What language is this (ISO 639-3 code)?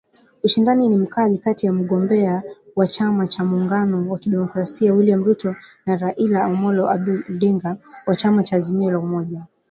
swa